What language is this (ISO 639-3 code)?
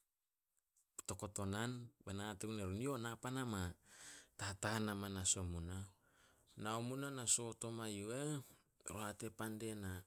sol